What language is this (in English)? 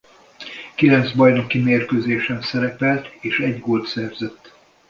Hungarian